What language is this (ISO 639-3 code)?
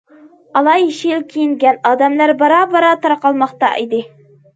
uig